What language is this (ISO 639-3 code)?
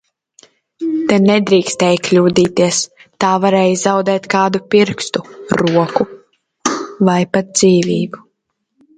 lav